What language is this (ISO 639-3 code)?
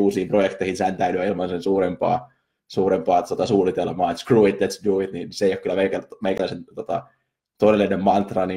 fin